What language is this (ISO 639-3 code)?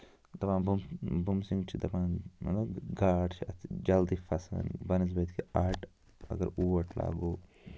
kas